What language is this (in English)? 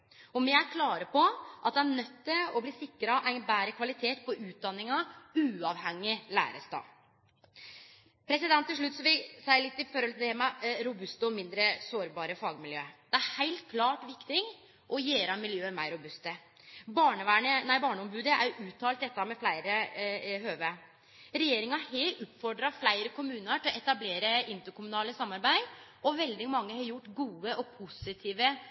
Norwegian Nynorsk